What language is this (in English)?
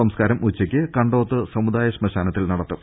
Malayalam